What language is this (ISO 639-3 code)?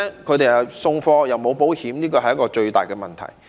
yue